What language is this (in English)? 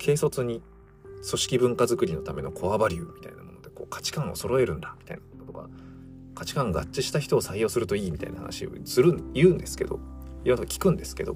Japanese